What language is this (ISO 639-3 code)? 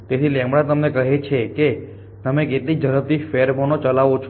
guj